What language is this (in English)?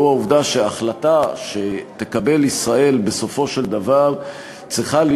Hebrew